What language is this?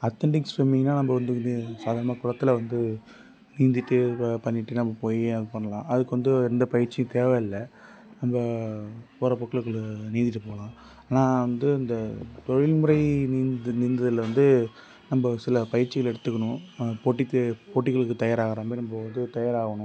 Tamil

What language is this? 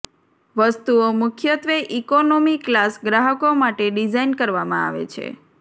Gujarati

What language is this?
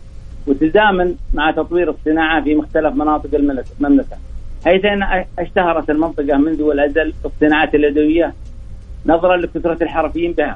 Arabic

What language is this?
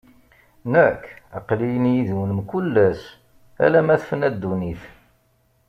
Kabyle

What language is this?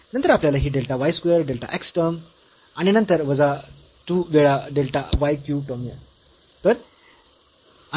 Marathi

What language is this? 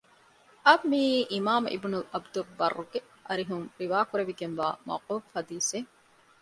Divehi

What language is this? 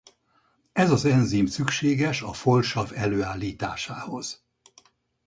Hungarian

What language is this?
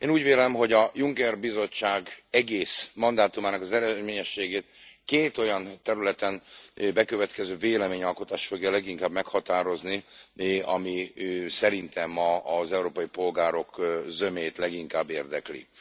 Hungarian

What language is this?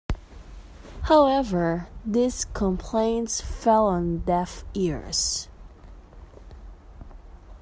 English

